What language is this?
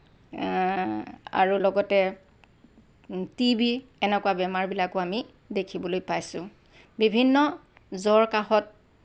Assamese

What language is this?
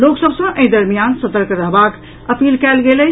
Maithili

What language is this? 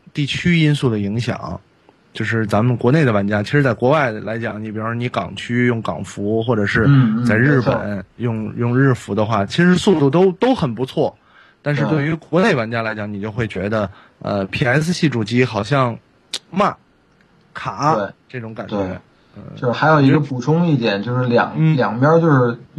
Chinese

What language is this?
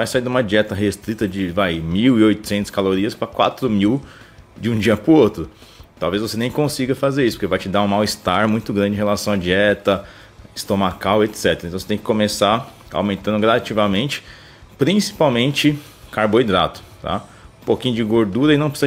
Portuguese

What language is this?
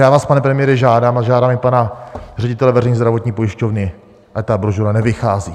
Czech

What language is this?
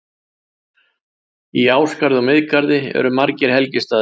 Icelandic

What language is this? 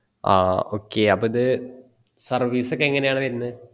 Malayalam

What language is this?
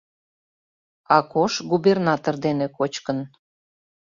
Mari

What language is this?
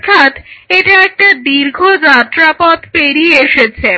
Bangla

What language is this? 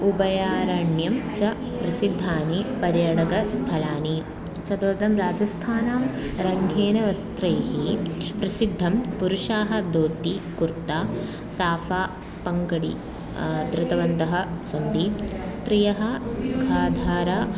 Sanskrit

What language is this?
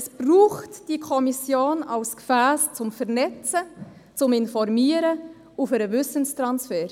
Swiss German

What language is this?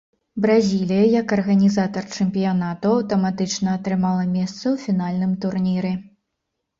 Belarusian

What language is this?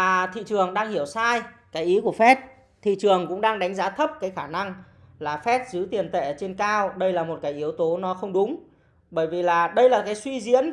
Vietnamese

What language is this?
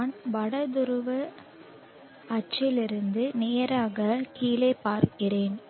Tamil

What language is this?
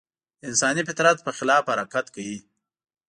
Pashto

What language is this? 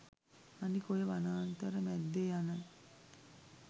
Sinhala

